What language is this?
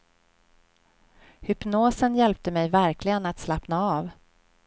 Swedish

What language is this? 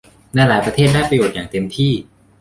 Thai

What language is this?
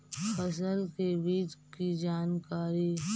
Magahi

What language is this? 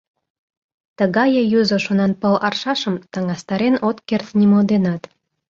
Mari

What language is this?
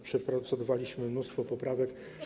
Polish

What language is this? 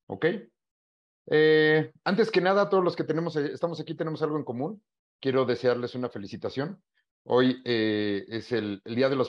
Spanish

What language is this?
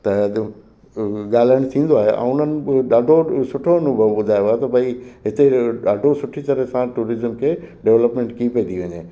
Sindhi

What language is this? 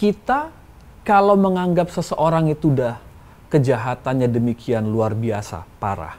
Indonesian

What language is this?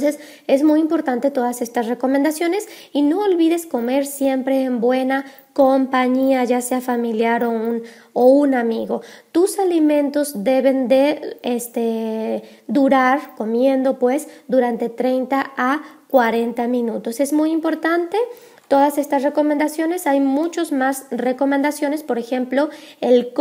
Spanish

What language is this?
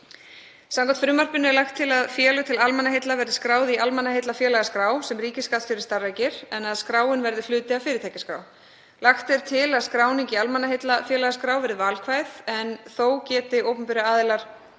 Icelandic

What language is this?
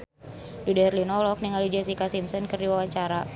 Sundanese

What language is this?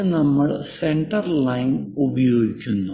Malayalam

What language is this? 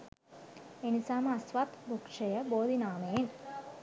Sinhala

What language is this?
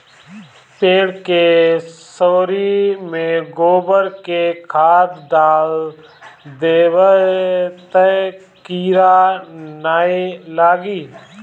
Bhojpuri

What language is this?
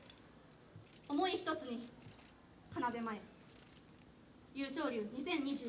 Japanese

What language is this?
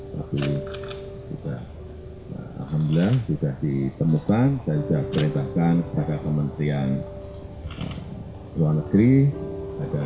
Indonesian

